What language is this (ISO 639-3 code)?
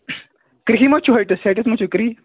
kas